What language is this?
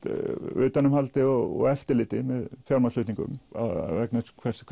Icelandic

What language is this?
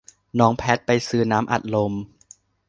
Thai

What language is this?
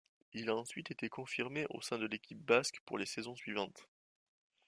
French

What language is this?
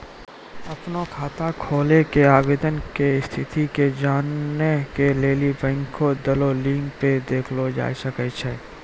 Maithili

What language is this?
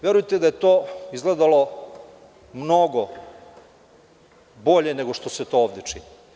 Serbian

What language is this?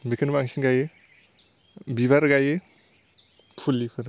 Bodo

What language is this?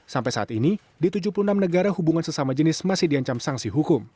Indonesian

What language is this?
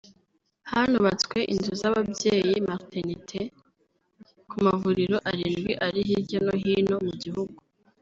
Kinyarwanda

